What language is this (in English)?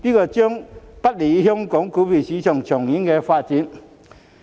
Cantonese